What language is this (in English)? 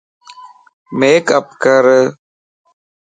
Lasi